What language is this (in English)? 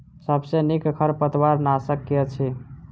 Maithili